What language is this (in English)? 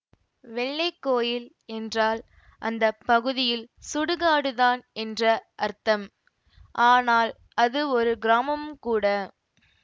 Tamil